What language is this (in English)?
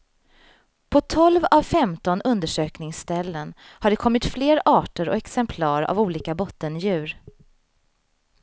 Swedish